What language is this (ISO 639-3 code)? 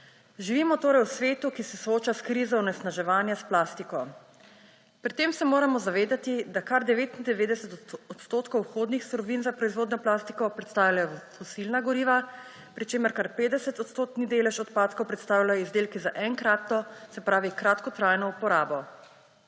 slv